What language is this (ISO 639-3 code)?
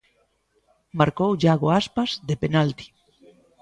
glg